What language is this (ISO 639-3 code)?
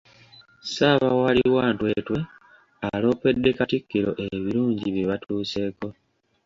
lug